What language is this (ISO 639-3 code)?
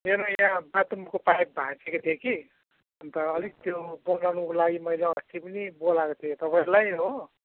nep